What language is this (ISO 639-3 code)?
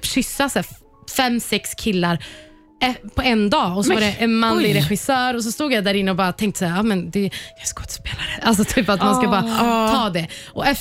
swe